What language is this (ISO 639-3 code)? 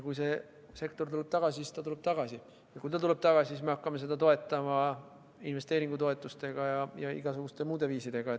est